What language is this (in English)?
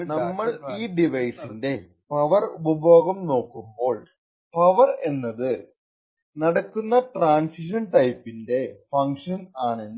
Malayalam